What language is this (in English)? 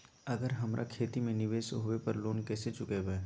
Magahi